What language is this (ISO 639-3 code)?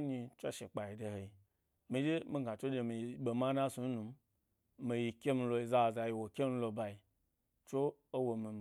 gby